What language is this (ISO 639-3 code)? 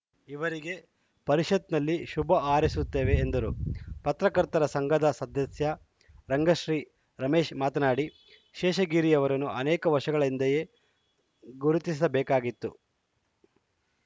kan